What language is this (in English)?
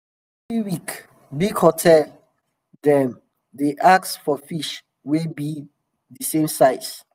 Nigerian Pidgin